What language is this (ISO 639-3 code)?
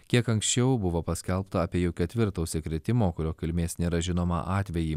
lit